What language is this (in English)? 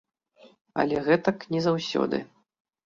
Belarusian